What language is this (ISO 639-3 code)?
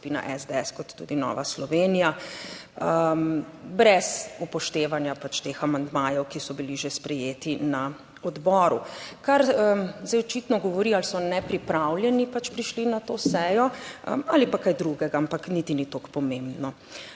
slv